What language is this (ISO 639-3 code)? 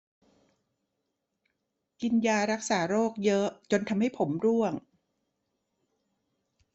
tha